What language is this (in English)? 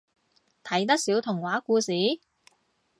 Cantonese